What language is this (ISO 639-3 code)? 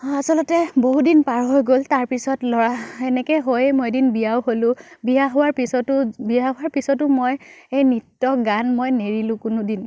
asm